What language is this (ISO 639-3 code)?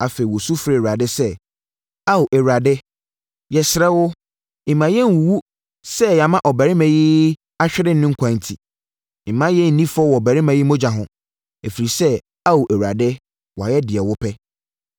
aka